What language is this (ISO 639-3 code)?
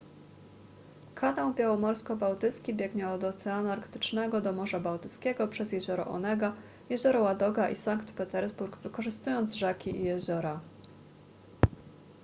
pol